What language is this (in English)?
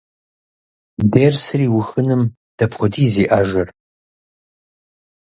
Kabardian